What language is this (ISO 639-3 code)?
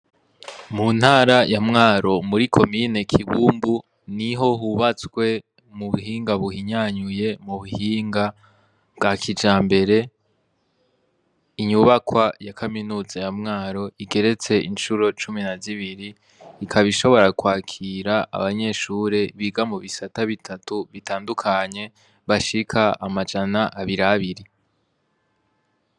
run